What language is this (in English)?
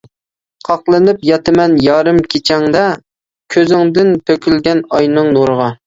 Uyghur